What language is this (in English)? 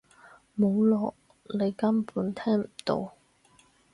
Cantonese